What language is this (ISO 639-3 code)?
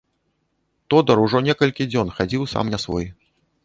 bel